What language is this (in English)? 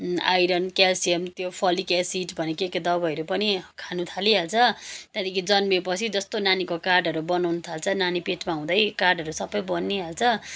Nepali